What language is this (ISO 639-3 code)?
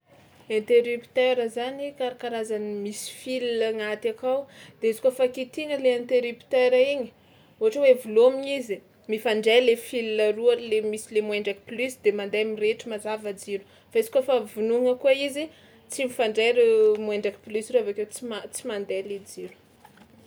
xmw